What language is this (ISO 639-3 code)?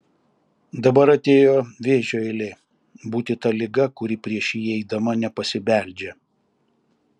lit